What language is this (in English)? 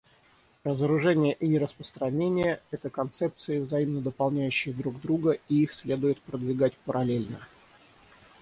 Russian